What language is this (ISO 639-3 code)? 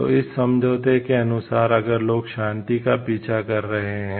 hin